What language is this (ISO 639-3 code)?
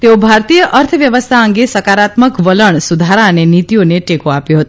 guj